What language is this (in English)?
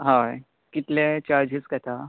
Konkani